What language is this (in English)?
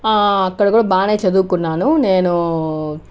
Telugu